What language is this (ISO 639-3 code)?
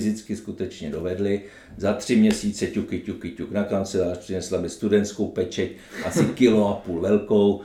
ces